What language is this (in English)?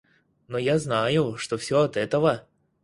Russian